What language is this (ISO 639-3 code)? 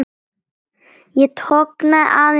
isl